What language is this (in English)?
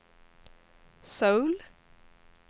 Swedish